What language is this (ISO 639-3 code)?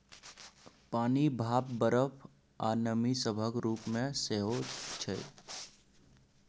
mai